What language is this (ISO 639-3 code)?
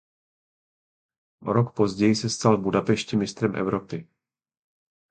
ces